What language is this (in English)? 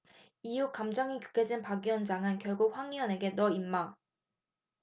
Korean